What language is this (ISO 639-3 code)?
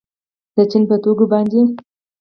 pus